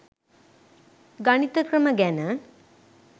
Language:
Sinhala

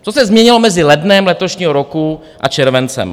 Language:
Czech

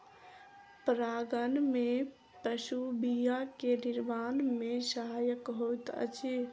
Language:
Maithili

